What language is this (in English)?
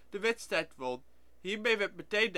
Dutch